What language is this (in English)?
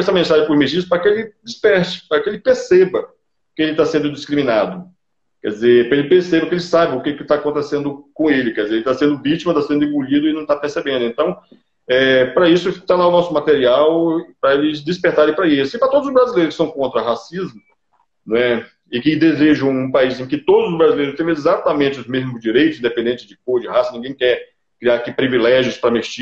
Portuguese